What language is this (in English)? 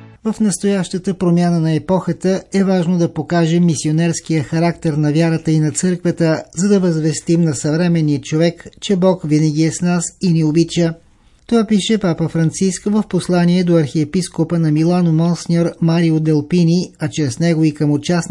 Bulgarian